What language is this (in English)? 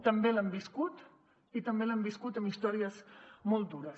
Catalan